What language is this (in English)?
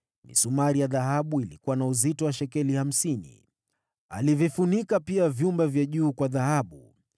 Swahili